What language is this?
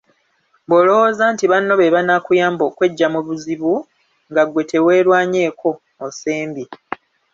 Ganda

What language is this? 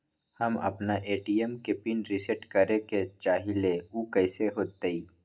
Magahi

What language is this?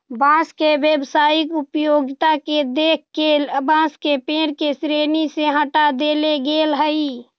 Magahi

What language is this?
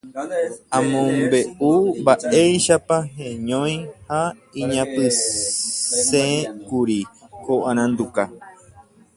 Guarani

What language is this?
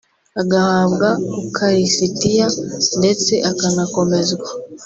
Kinyarwanda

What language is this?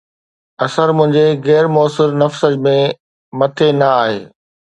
Sindhi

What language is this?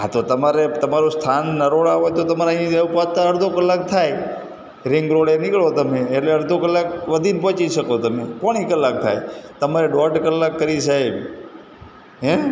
Gujarati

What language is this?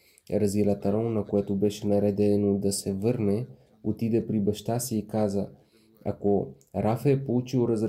Bulgarian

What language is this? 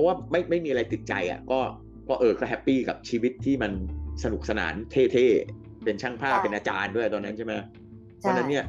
Thai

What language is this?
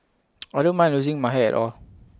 English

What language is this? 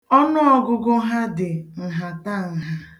Igbo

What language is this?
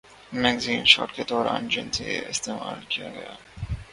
Urdu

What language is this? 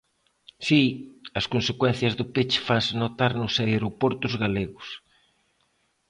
Galician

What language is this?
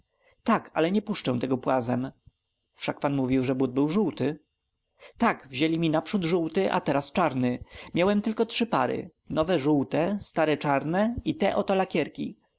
Polish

